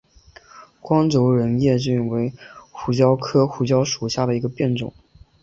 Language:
Chinese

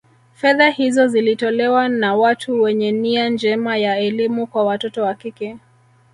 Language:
Swahili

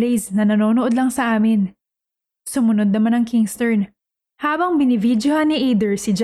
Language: Filipino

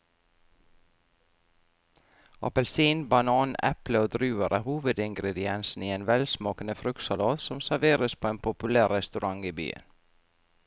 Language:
Norwegian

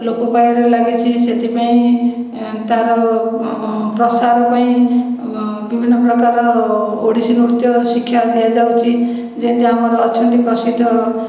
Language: Odia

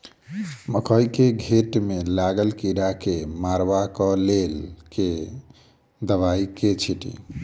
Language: Maithili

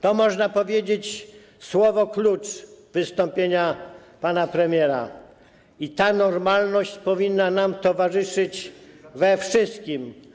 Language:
Polish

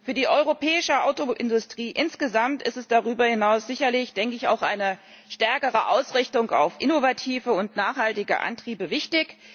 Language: German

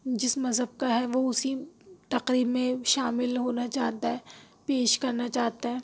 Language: Urdu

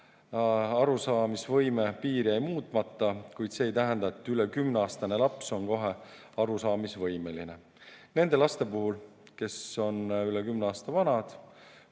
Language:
Estonian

